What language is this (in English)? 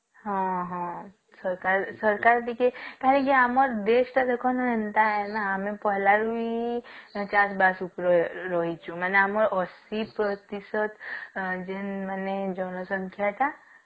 Odia